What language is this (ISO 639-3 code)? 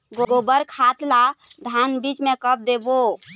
hne